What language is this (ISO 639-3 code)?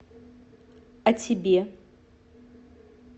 rus